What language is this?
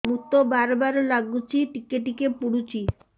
Odia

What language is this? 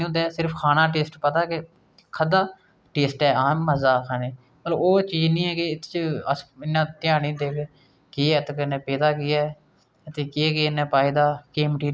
Dogri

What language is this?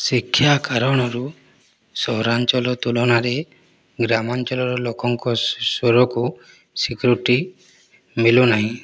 Odia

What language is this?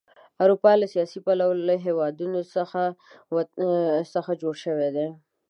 Pashto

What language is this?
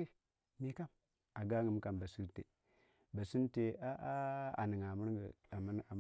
Waja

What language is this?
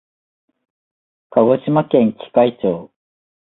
Japanese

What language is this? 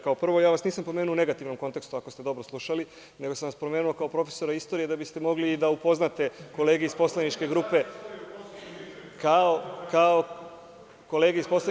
Serbian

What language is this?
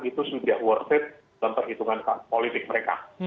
Indonesian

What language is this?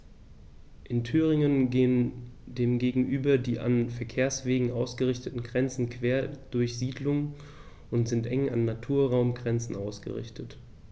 German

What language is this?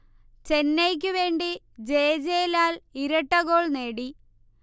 Malayalam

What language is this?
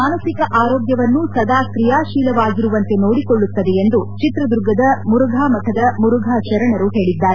Kannada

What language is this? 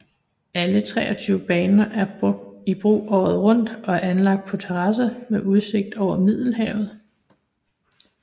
Danish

